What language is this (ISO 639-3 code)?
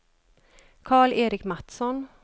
swe